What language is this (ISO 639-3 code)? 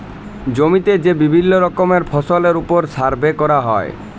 ben